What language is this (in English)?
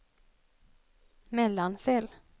Swedish